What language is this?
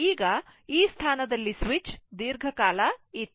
Kannada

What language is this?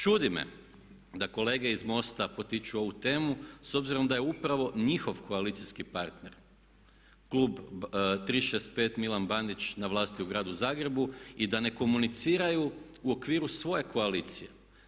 Croatian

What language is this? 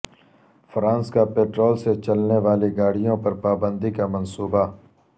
Urdu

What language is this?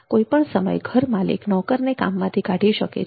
Gujarati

